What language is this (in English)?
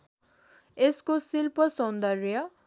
Nepali